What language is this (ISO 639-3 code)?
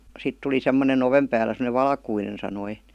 fin